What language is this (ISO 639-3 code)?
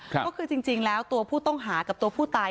tha